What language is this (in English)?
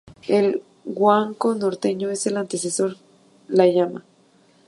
Spanish